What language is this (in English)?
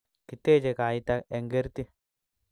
Kalenjin